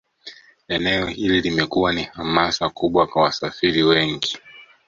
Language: Swahili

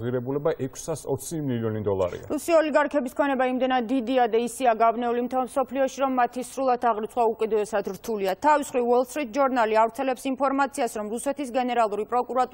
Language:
Romanian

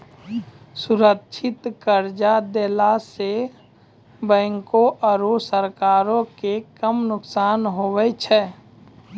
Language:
Maithili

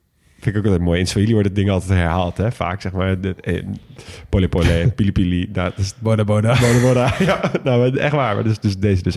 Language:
Dutch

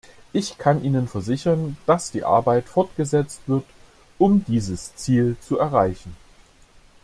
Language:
German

